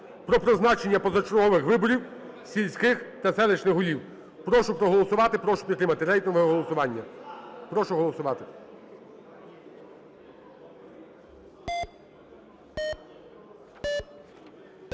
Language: Ukrainian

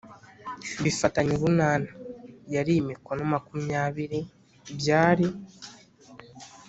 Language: Kinyarwanda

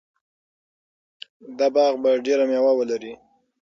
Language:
Pashto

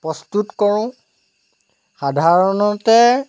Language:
Assamese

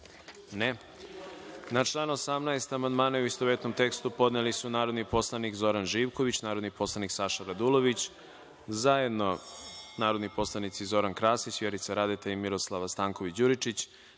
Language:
Serbian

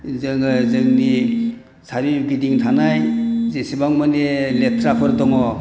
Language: Bodo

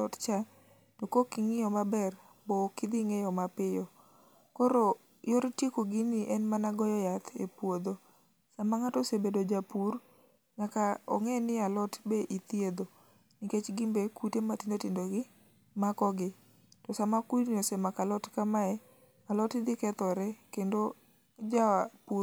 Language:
Luo (Kenya and Tanzania)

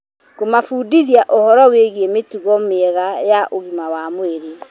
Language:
Kikuyu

